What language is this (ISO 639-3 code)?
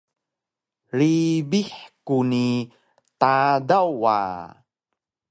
trv